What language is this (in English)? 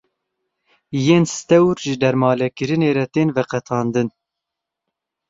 Kurdish